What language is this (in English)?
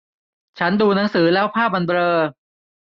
Thai